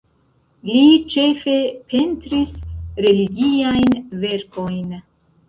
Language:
Esperanto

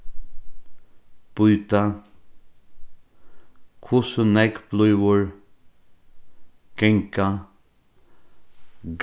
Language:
Faroese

